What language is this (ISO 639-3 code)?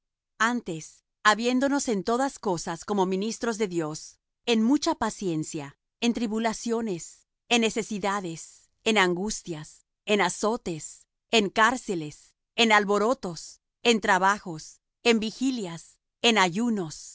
spa